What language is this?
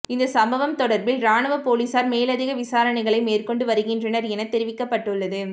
Tamil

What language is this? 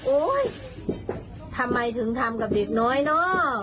Thai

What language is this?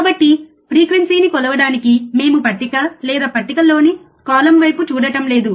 Telugu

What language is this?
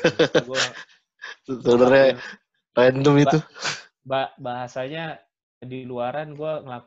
Indonesian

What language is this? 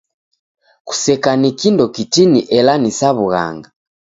Taita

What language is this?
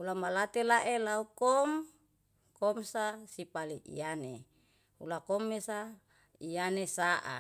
Yalahatan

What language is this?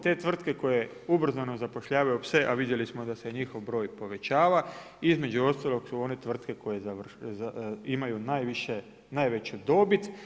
Croatian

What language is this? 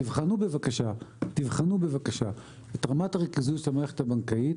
Hebrew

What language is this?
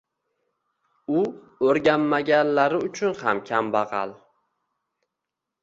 Uzbek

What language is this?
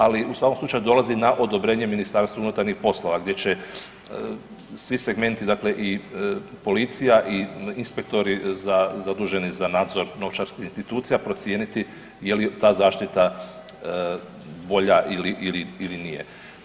Croatian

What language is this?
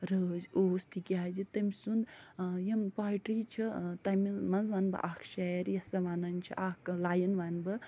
Kashmiri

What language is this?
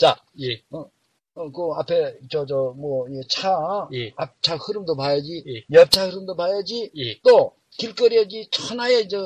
Korean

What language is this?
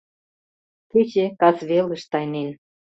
Mari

